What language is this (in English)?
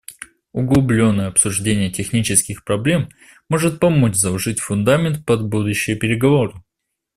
Russian